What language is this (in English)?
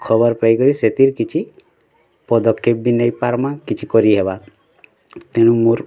Odia